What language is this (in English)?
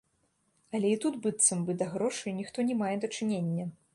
Belarusian